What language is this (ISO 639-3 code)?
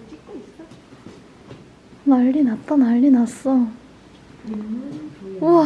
kor